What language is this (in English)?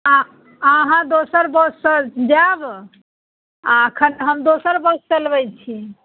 Maithili